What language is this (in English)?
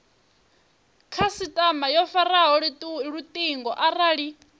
Venda